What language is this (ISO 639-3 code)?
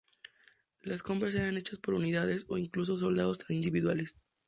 spa